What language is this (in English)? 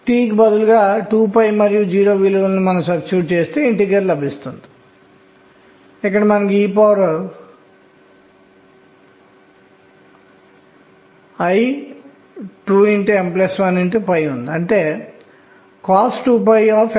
Telugu